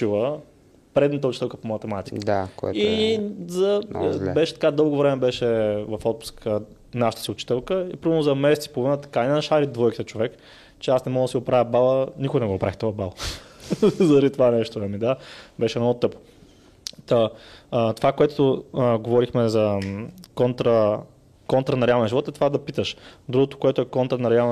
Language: Bulgarian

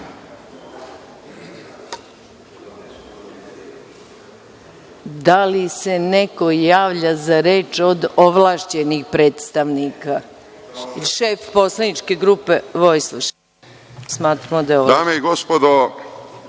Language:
Serbian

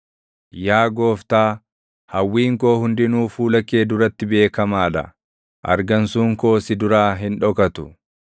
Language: Oromo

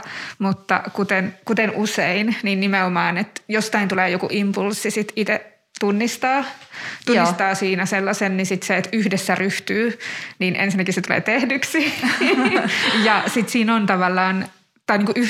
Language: Finnish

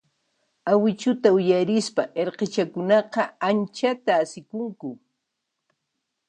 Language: Puno Quechua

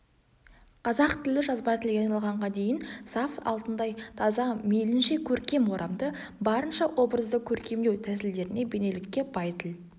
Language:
Kazakh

